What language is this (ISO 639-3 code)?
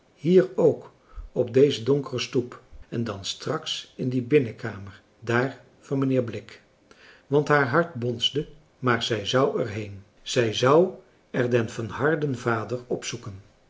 nld